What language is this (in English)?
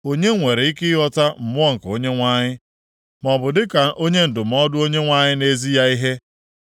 Igbo